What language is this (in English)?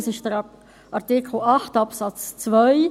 Swiss German